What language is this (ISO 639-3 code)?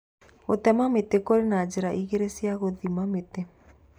kik